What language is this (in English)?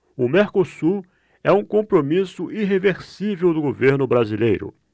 Portuguese